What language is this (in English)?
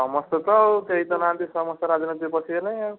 Odia